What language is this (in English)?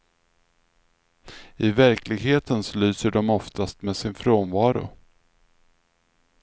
Swedish